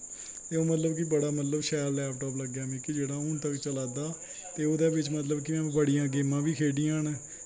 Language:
Dogri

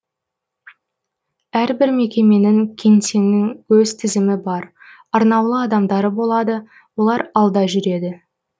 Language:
Kazakh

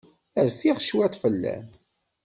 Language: Kabyle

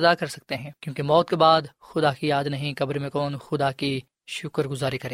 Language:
Urdu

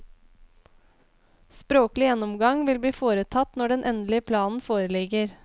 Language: Norwegian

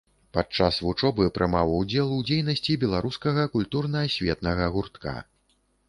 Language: Belarusian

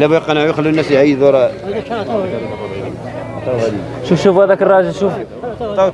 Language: Arabic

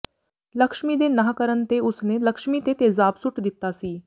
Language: Punjabi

